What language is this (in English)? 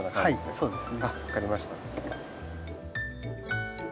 Japanese